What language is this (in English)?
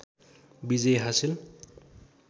Nepali